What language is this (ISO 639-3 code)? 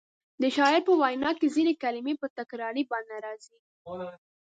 pus